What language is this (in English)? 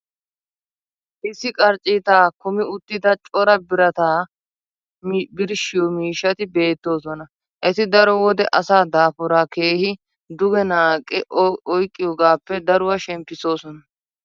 Wolaytta